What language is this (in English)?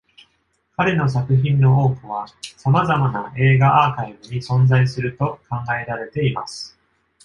Japanese